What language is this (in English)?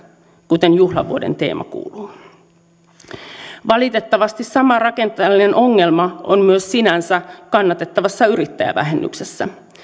Finnish